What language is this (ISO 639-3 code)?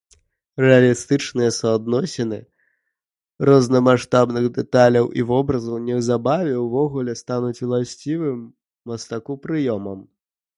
bel